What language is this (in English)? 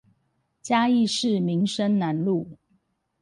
Chinese